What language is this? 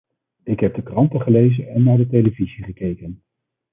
Dutch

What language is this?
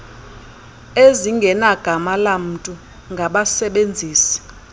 Xhosa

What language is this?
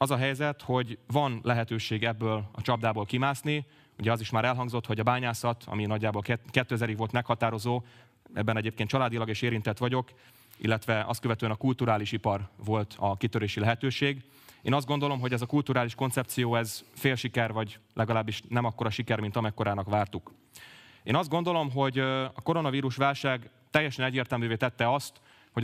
Hungarian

